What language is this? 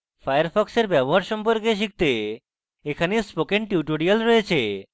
Bangla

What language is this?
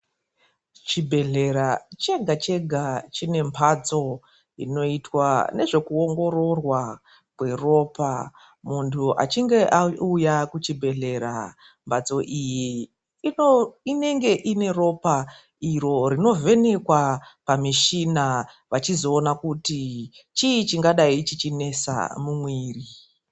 Ndau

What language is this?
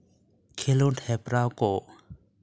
Santali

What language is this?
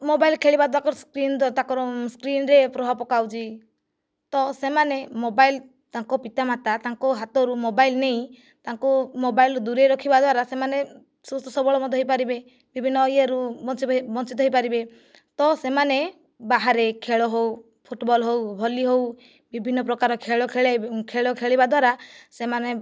Odia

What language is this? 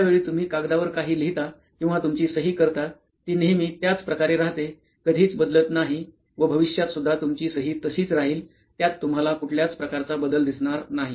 Marathi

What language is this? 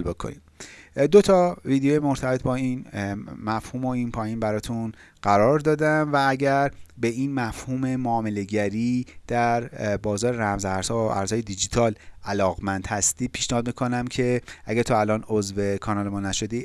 Persian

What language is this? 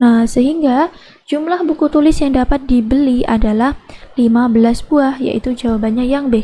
Indonesian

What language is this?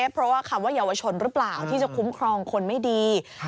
Thai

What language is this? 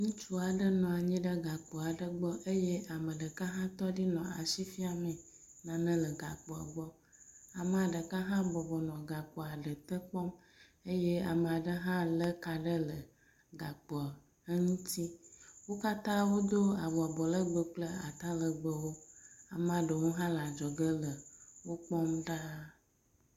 Ewe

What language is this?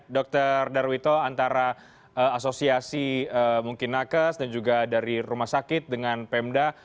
Indonesian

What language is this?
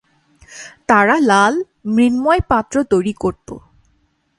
Bangla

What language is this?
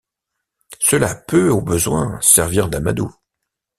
French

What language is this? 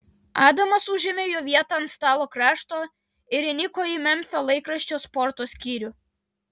Lithuanian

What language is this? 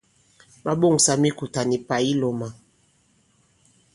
Bankon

